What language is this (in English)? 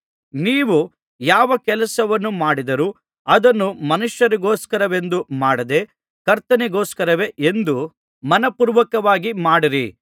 Kannada